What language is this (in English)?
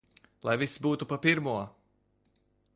Latvian